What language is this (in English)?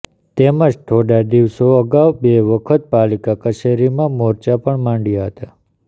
Gujarati